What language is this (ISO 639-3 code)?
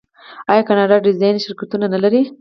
pus